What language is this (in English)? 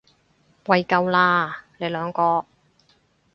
Cantonese